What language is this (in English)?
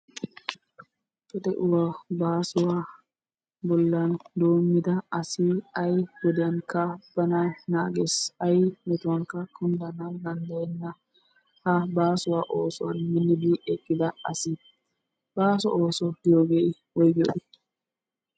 Wolaytta